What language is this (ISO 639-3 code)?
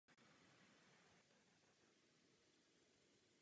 ces